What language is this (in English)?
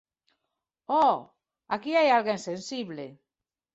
Galician